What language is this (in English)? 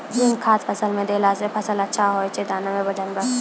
Maithili